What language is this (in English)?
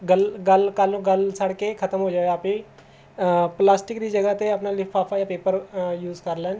Punjabi